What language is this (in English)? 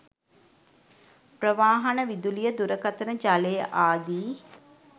Sinhala